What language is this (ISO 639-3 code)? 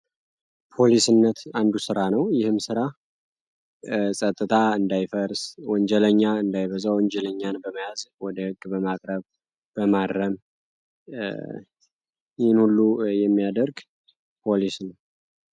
amh